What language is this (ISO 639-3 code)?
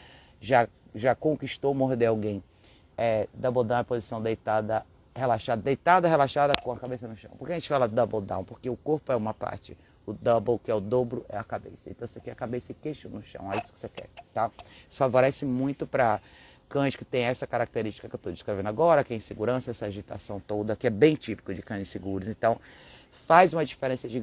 por